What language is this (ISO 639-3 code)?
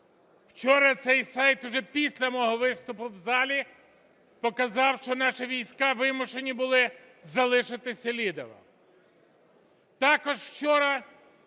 ukr